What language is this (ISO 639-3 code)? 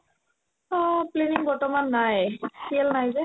asm